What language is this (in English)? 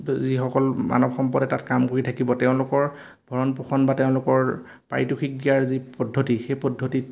Assamese